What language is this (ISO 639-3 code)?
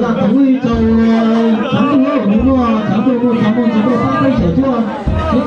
vie